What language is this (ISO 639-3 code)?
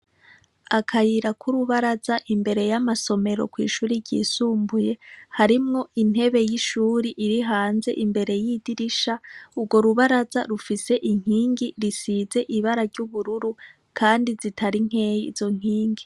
run